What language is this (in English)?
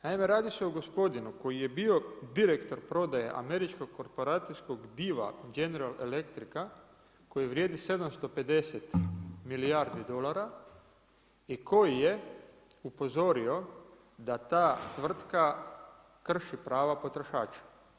Croatian